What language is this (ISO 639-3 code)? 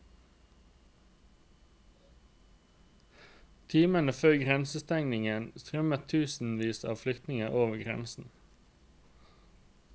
nor